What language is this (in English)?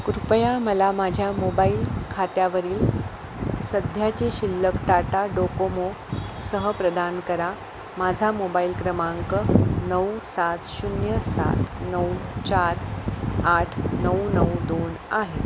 Marathi